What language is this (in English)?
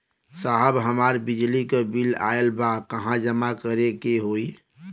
Bhojpuri